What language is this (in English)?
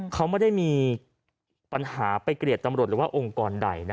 Thai